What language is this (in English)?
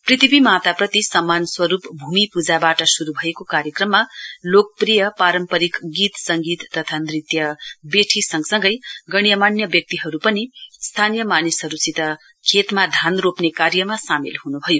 Nepali